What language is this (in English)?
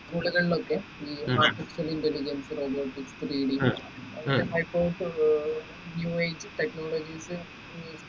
Malayalam